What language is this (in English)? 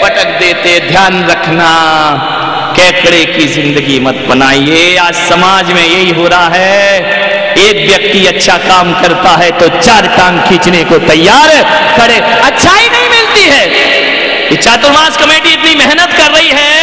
Hindi